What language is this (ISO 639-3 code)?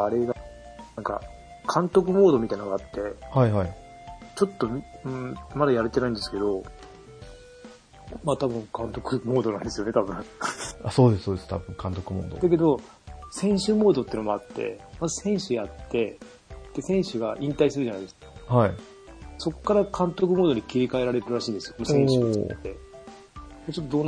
jpn